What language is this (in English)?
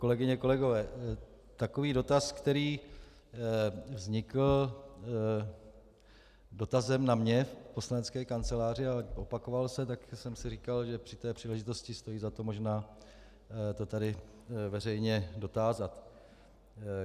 Czech